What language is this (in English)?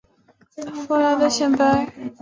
Chinese